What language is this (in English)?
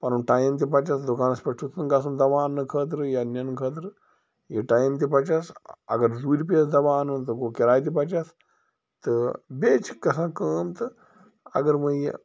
Kashmiri